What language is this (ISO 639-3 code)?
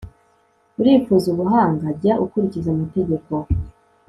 kin